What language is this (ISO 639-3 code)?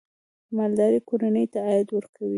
pus